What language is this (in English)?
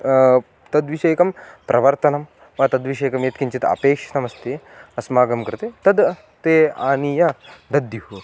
Sanskrit